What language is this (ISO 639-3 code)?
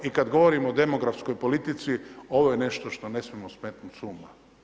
hrv